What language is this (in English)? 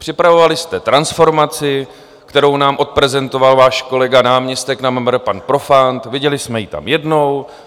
Czech